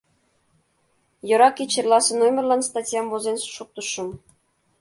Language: Mari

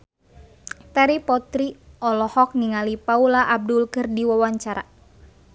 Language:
Sundanese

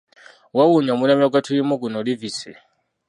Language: Ganda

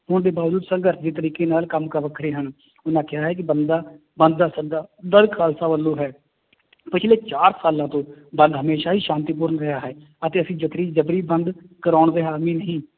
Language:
Punjabi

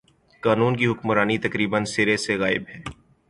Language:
Urdu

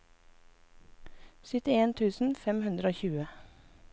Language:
Norwegian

